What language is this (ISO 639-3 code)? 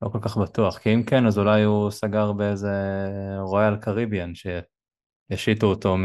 heb